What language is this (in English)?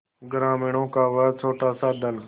Hindi